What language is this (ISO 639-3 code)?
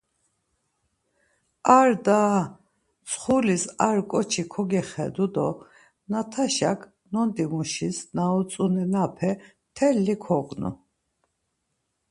lzz